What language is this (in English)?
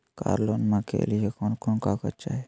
Magahi